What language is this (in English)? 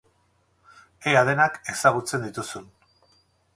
Basque